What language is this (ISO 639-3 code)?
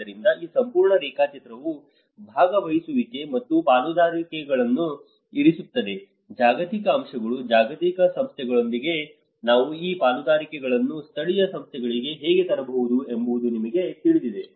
kan